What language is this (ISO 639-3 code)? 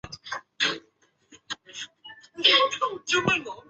zho